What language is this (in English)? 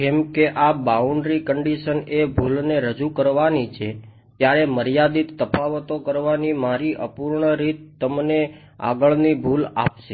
Gujarati